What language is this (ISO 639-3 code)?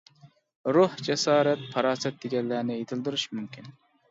uig